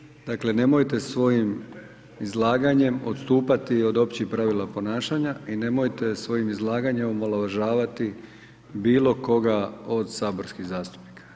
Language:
Croatian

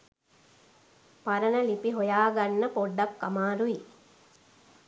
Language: Sinhala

